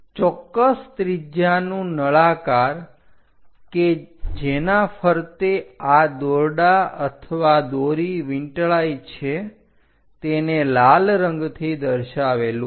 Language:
Gujarati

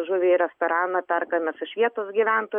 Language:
Lithuanian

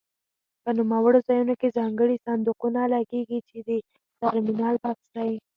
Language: Pashto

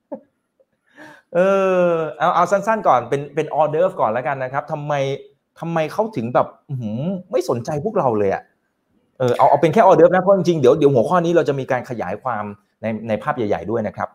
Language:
Thai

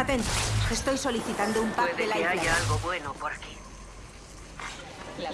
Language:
Spanish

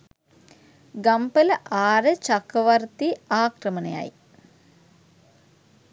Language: Sinhala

